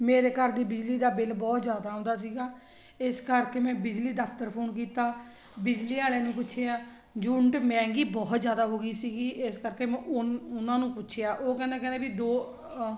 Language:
Punjabi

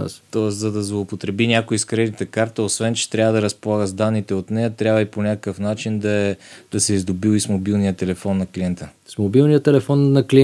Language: Bulgarian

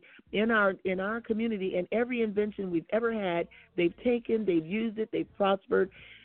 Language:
English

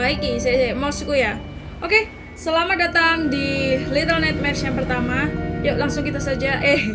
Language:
Indonesian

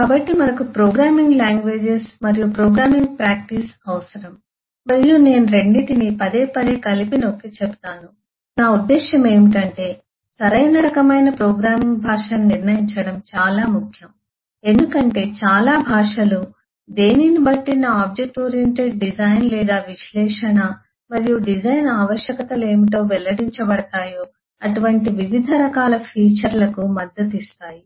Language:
Telugu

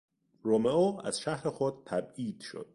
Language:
Persian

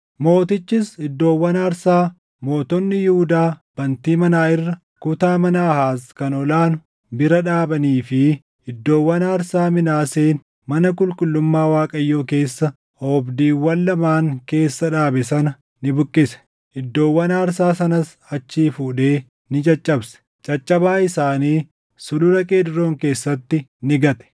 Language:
Oromo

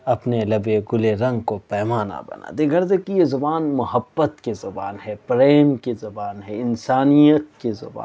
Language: Urdu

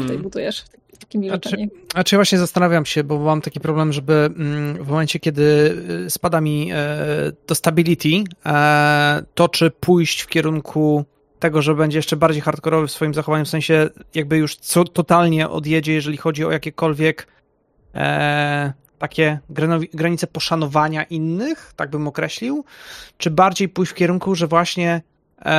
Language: Polish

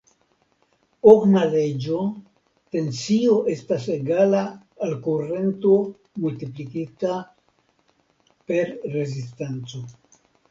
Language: Esperanto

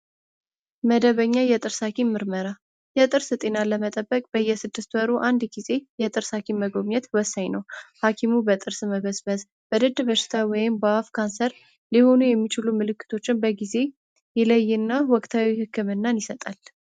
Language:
Amharic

